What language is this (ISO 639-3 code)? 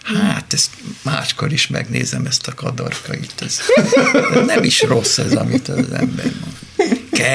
hun